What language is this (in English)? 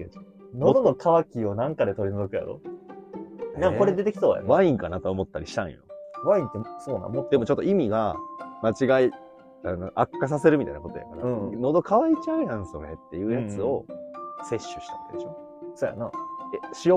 Japanese